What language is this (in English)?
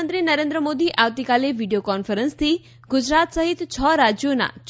Gujarati